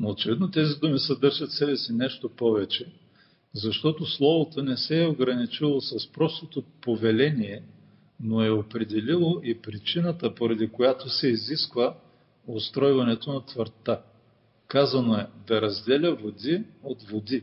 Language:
Bulgarian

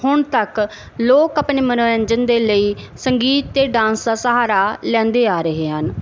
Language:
Punjabi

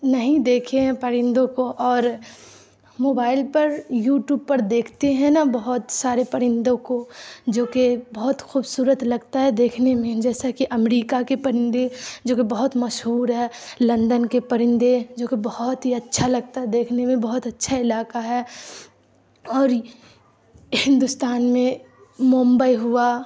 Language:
Urdu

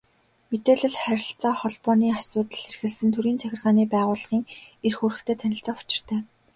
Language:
Mongolian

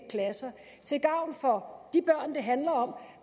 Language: Danish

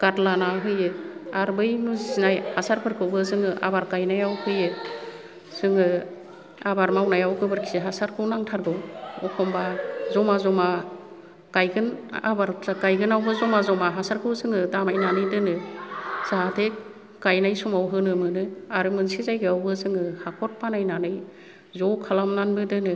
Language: Bodo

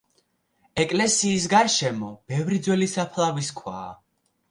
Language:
Georgian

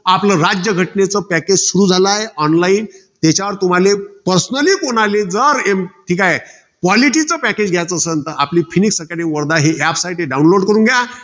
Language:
Marathi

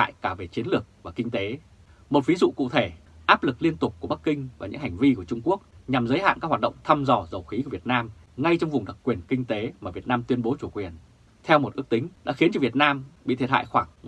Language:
Vietnamese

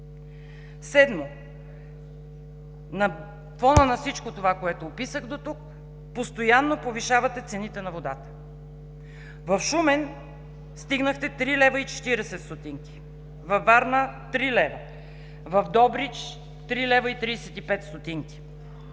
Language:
Bulgarian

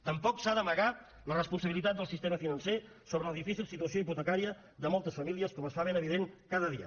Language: Catalan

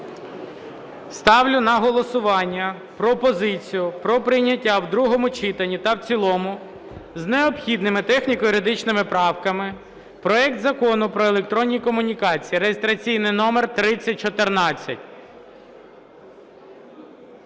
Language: Ukrainian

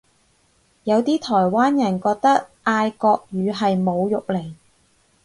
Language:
Cantonese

